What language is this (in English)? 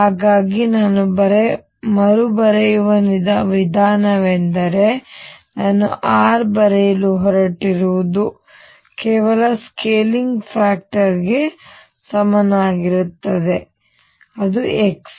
Kannada